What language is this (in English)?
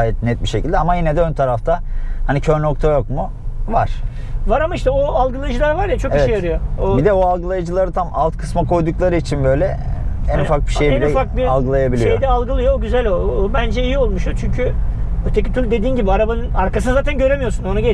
Turkish